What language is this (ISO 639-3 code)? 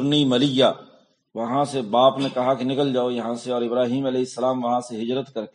urd